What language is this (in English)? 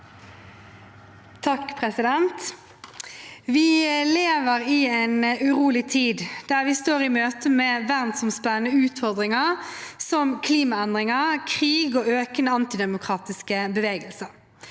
Norwegian